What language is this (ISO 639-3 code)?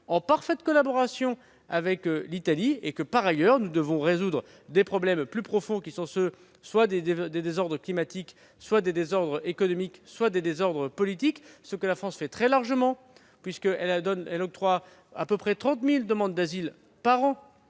fra